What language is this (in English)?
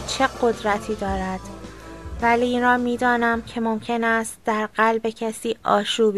Persian